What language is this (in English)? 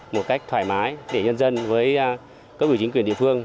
Vietnamese